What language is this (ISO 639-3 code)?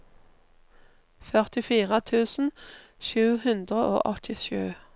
nor